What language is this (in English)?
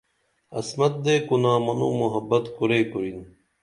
Dameli